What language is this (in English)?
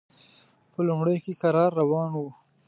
Pashto